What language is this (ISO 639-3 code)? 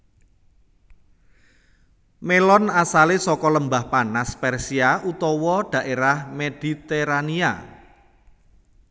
jav